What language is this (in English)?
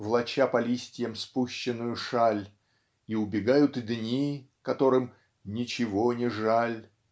Russian